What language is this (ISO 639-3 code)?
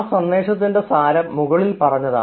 mal